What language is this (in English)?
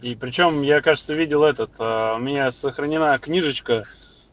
Russian